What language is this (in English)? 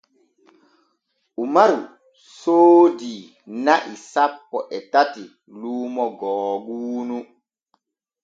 Borgu Fulfulde